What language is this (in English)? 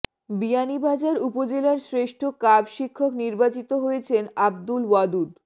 Bangla